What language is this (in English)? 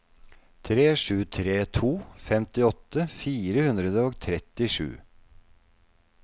Norwegian